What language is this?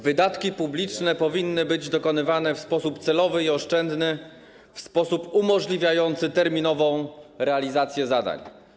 Polish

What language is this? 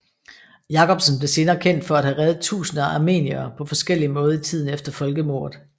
Danish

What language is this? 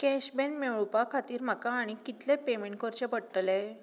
Konkani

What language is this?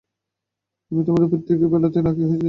Bangla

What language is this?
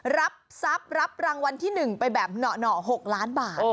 Thai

